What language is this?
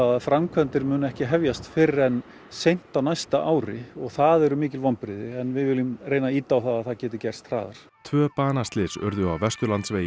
Icelandic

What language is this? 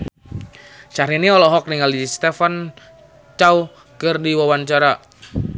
Sundanese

